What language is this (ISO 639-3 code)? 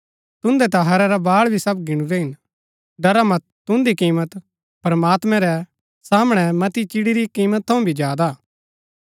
gbk